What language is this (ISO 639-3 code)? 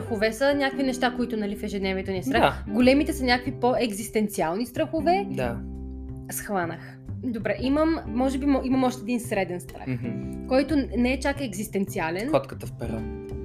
bul